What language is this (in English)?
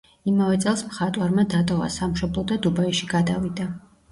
Georgian